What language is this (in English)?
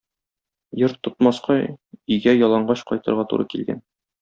Tatar